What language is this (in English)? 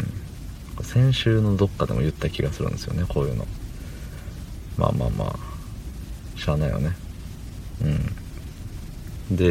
Japanese